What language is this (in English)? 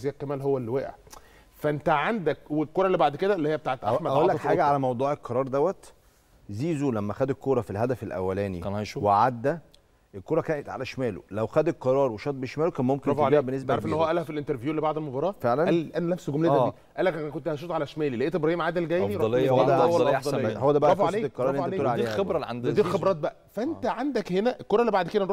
Arabic